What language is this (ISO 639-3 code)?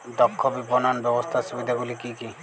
ben